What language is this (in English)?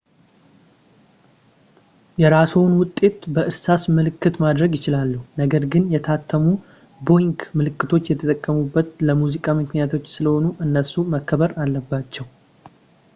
Amharic